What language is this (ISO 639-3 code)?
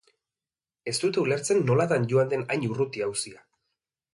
eus